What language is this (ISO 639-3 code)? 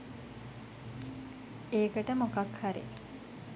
sin